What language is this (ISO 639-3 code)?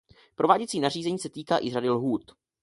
ces